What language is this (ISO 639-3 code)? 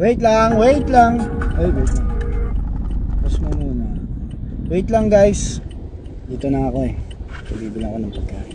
fil